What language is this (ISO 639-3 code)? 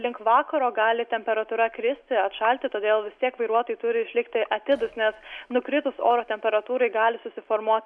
lit